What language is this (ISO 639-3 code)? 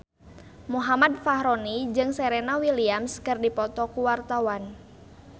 sun